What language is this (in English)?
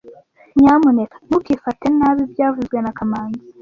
Kinyarwanda